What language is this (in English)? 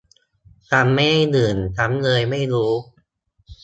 Thai